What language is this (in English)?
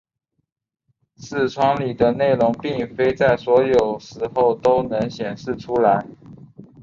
Chinese